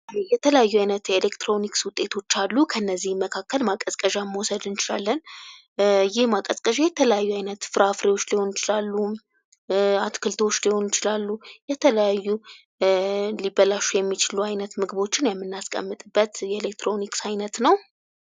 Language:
Amharic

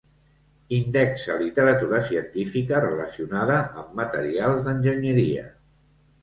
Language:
Catalan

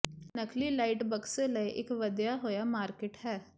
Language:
Punjabi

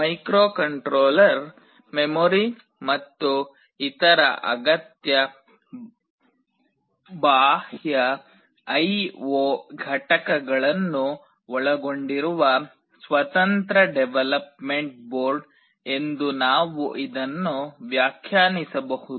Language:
Kannada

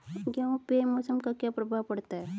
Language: Hindi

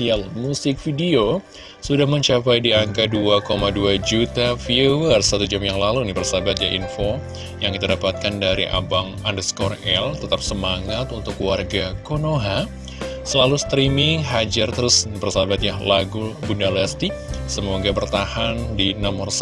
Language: Indonesian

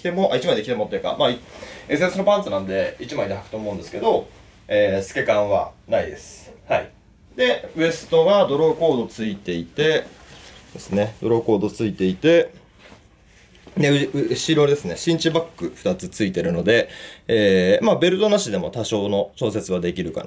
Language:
Japanese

